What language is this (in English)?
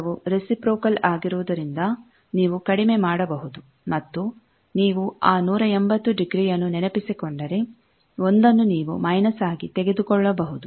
Kannada